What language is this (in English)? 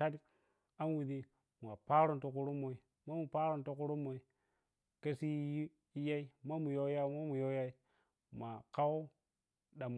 Piya-Kwonci